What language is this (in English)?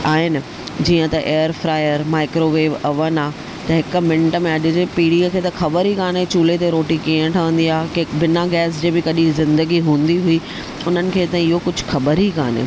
Sindhi